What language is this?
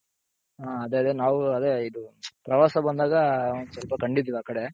Kannada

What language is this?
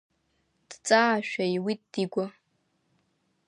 Abkhazian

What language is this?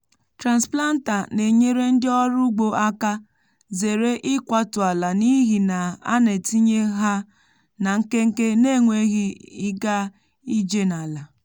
Igbo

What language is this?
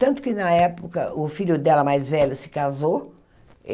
Portuguese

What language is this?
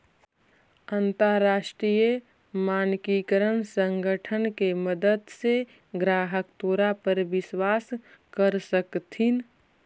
Magahi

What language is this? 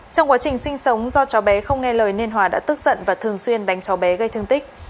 Vietnamese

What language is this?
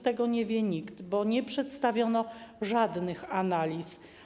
Polish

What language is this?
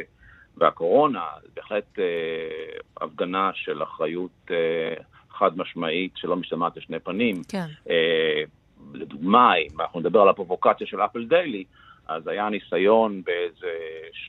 Hebrew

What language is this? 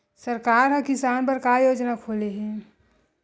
Chhattisgarhi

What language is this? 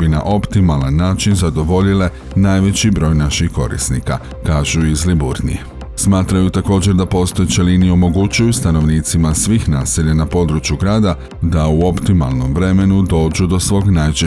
Croatian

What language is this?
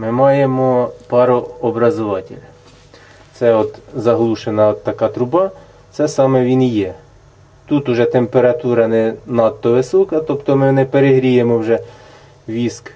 Ukrainian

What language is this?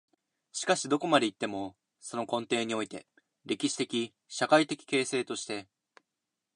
Japanese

